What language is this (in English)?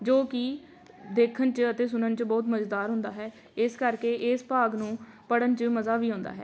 Punjabi